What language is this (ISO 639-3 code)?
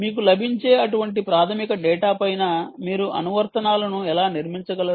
tel